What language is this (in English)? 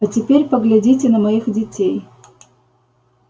Russian